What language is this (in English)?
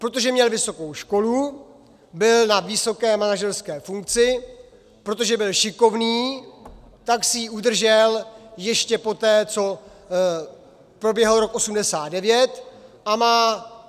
Czech